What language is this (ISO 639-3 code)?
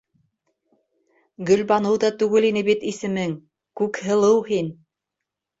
bak